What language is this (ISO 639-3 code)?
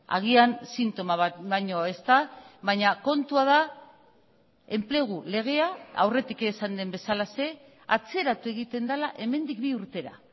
eus